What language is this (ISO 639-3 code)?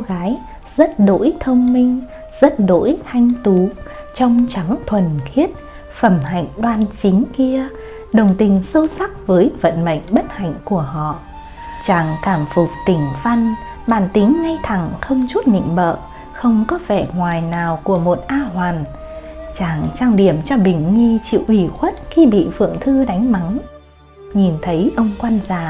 vie